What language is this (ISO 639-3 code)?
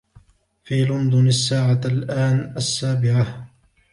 ara